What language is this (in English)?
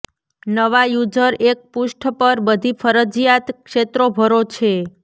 Gujarati